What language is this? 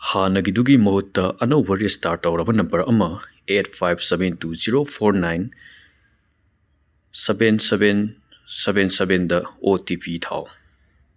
Manipuri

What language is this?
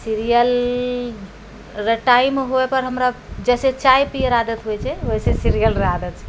Maithili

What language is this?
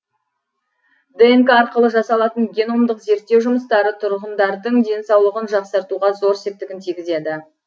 Kazakh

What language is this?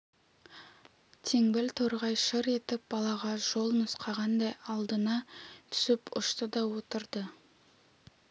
Kazakh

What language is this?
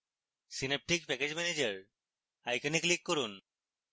Bangla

